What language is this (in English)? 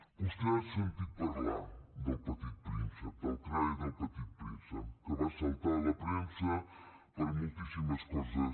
Catalan